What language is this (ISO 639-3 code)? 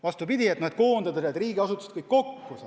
est